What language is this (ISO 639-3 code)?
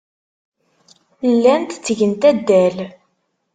kab